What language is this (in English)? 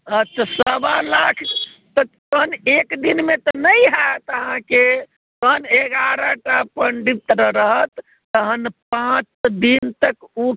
Maithili